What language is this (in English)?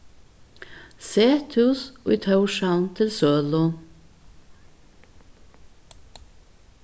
Faroese